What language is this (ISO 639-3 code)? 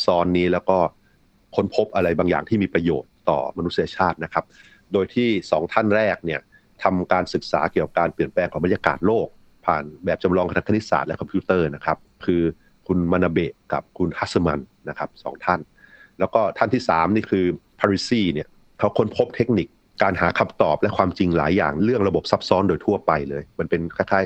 tha